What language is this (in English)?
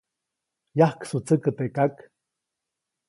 Copainalá Zoque